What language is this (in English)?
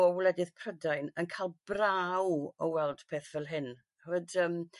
Welsh